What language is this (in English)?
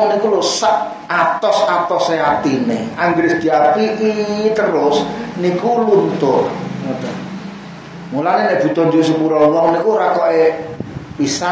Indonesian